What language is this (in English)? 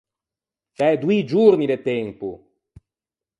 Ligurian